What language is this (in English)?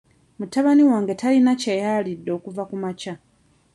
Ganda